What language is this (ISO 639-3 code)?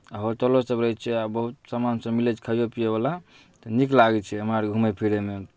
mai